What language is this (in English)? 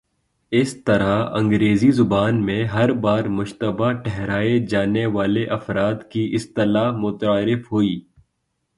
Urdu